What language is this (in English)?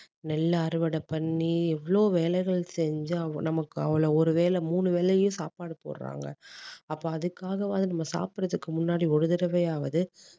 Tamil